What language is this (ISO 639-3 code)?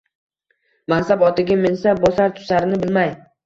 uzb